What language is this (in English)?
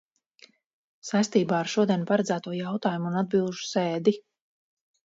Latvian